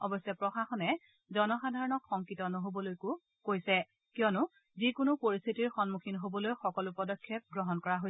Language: Assamese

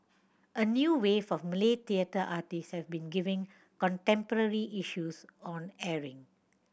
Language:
English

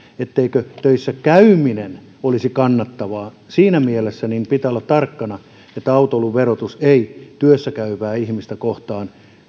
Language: Finnish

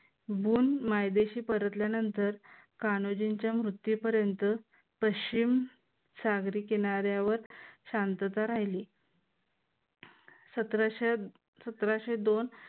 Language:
Marathi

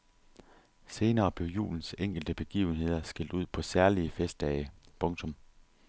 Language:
Danish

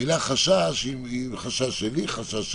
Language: Hebrew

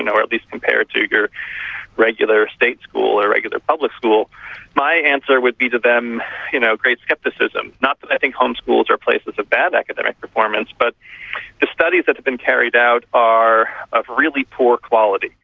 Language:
English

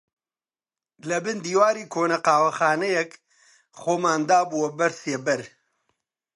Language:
Central Kurdish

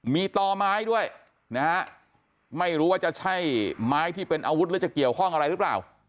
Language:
Thai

